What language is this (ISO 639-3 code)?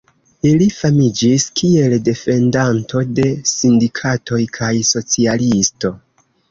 epo